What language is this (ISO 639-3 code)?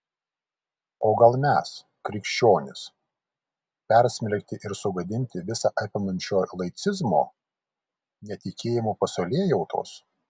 lit